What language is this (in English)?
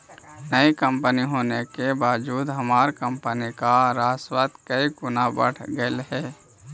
Magahi